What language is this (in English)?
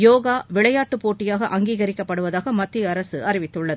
Tamil